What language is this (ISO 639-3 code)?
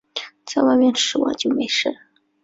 zho